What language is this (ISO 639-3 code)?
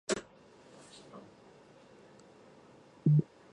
zho